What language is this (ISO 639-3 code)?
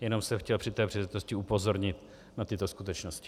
ces